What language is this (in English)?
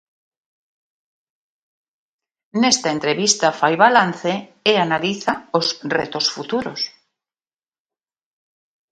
Galician